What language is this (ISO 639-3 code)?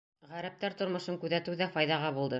bak